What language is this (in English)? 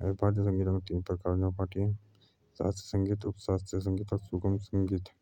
Jaunsari